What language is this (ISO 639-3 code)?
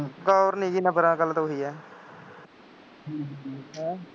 pan